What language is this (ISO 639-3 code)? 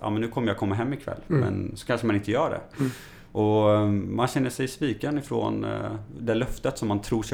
swe